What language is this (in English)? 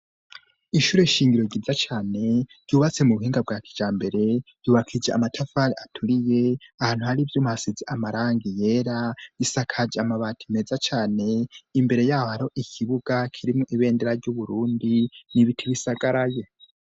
Rundi